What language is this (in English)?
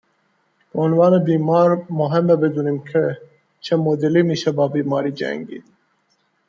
Persian